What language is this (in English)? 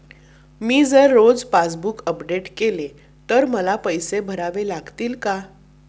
Marathi